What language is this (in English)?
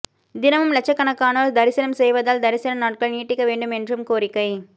Tamil